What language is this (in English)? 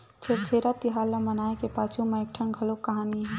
Chhattisgarhi